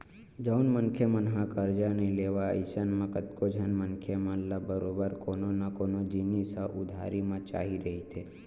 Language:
Chhattisgarhi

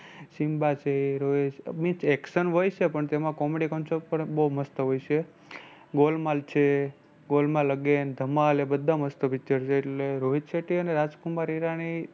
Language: Gujarati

